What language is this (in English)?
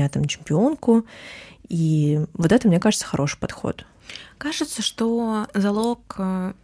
Russian